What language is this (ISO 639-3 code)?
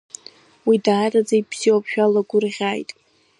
abk